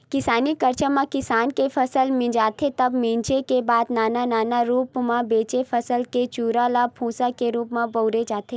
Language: Chhattisgarhi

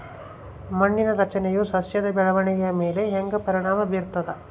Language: Kannada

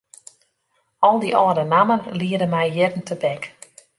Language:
Western Frisian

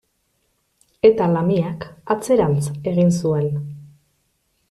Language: Basque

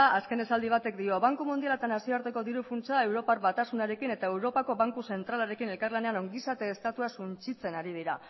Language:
Basque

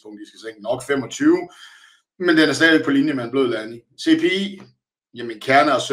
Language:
Danish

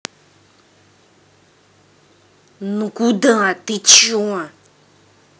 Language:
Russian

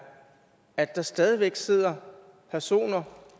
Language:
Danish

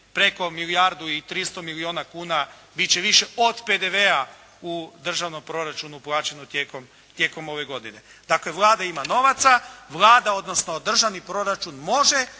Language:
Croatian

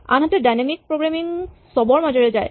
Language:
Assamese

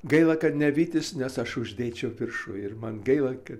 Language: Lithuanian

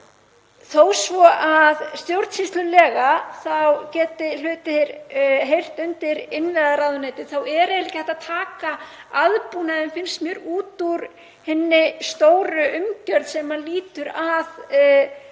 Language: Icelandic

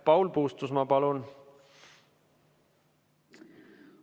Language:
Estonian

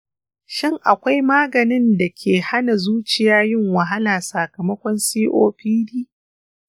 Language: Hausa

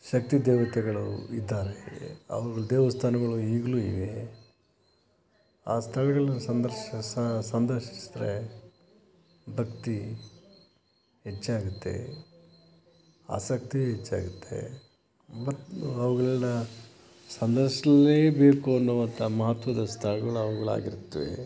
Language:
Kannada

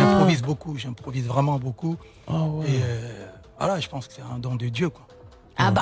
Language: French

